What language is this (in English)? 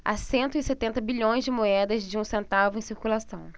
Portuguese